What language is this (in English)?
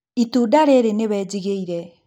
Kikuyu